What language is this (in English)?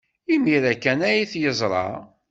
Kabyle